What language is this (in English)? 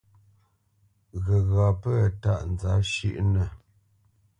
Bamenyam